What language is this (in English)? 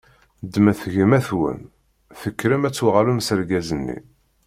Kabyle